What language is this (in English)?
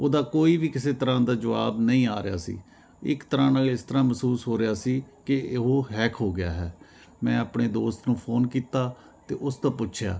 Punjabi